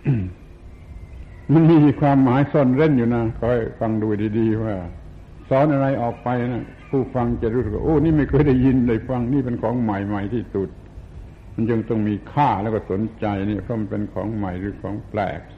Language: Thai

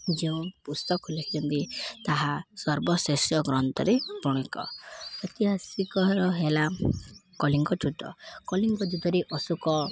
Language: Odia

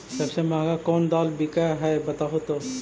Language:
Magahi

